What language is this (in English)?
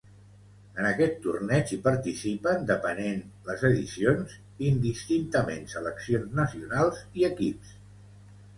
Catalan